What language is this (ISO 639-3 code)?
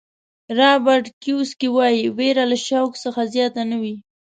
pus